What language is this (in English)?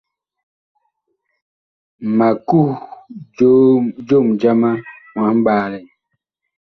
Bakoko